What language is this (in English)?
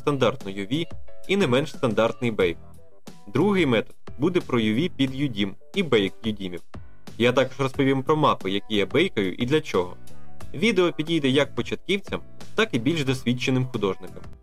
Ukrainian